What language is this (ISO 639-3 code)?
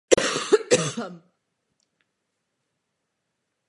ces